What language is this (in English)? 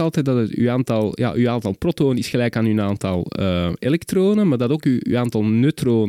Dutch